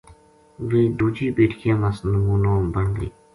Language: Gujari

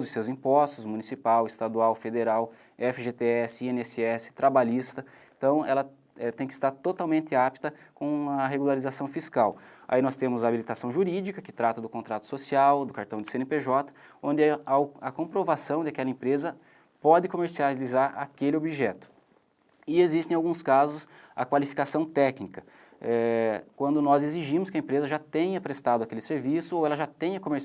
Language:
Portuguese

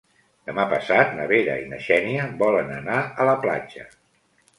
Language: Catalan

